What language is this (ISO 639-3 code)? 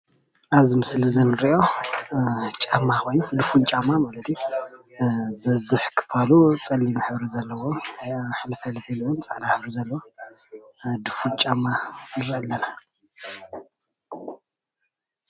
tir